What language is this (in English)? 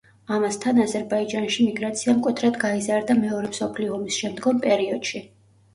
Georgian